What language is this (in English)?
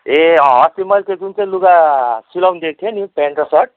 Nepali